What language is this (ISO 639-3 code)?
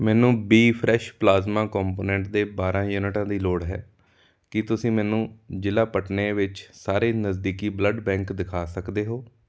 pan